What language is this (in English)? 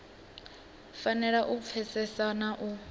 Venda